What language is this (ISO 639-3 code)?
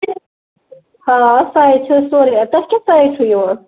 kas